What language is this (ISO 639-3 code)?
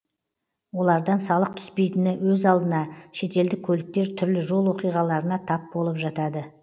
kaz